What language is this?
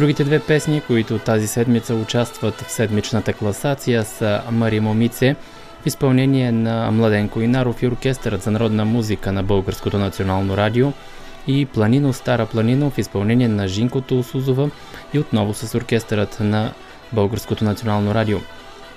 Bulgarian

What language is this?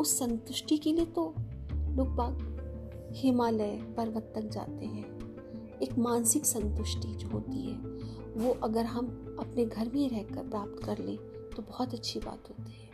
Hindi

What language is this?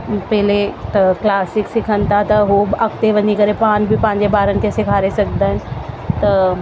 Sindhi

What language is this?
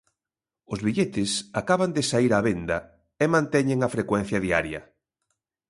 Galician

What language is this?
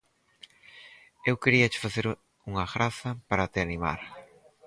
Galician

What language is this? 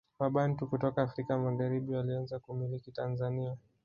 Swahili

